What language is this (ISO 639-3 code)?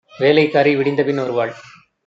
tam